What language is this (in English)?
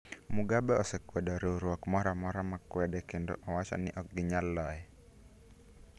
Luo (Kenya and Tanzania)